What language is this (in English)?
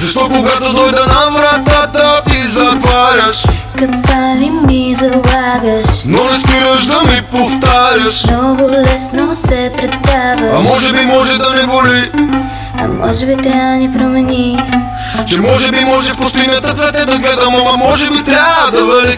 Bulgarian